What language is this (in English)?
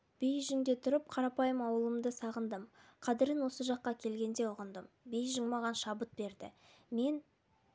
Kazakh